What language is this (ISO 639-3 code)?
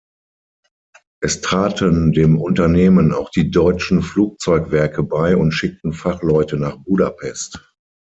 deu